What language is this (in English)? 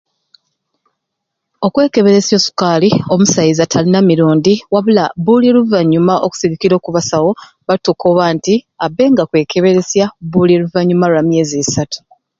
Ruuli